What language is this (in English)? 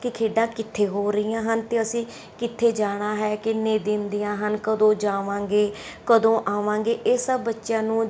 Punjabi